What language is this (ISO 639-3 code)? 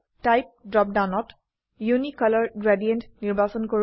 asm